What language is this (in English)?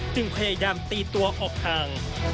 Thai